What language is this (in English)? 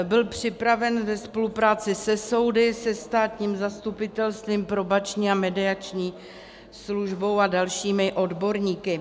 Czech